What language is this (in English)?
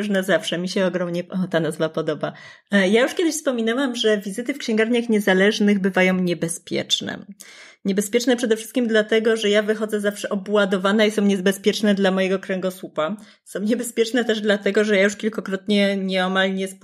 Polish